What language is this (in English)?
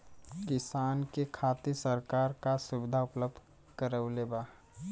Bhojpuri